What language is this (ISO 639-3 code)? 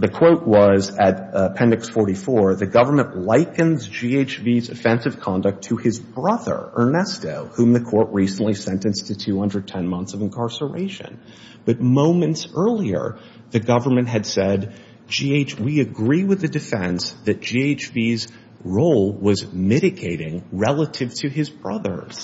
eng